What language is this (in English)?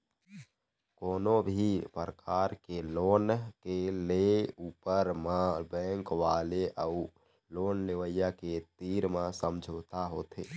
Chhattisgarhi